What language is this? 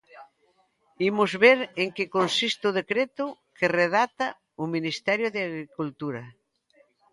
Galician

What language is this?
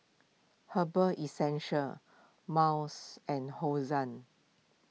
English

